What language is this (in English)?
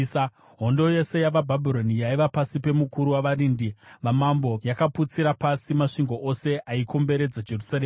Shona